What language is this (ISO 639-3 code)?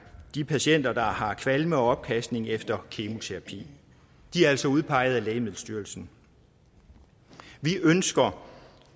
dan